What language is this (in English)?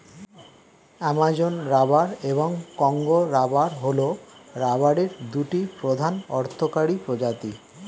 Bangla